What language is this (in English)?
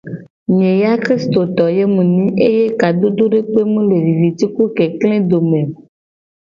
Gen